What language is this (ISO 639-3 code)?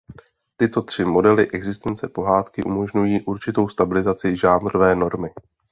ces